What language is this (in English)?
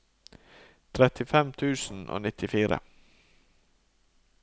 Norwegian